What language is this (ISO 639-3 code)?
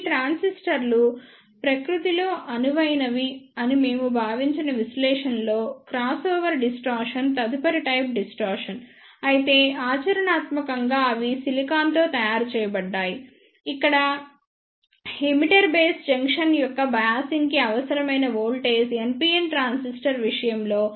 tel